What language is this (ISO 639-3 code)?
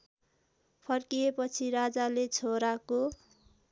nep